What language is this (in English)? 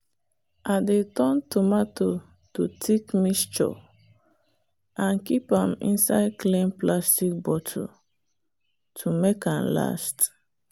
Nigerian Pidgin